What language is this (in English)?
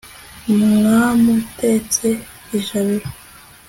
Kinyarwanda